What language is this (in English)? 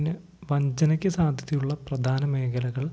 Malayalam